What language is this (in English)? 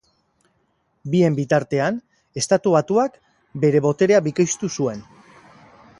Basque